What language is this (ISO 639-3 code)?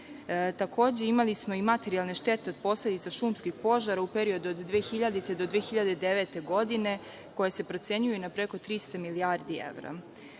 srp